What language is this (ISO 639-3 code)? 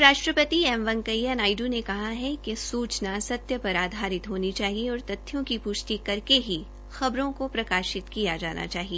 hin